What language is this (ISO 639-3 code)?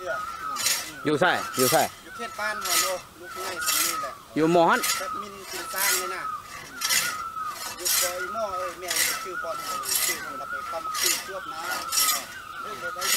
tha